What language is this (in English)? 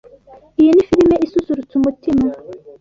Kinyarwanda